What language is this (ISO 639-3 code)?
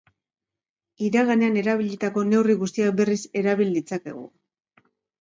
eus